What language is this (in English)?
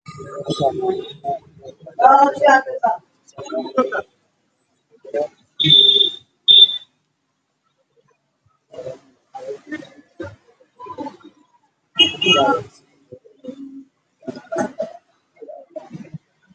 Somali